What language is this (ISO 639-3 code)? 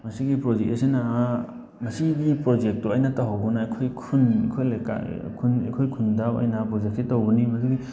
mni